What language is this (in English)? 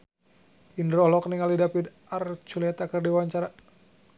Sundanese